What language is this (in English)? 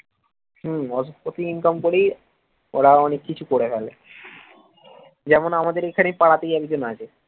Bangla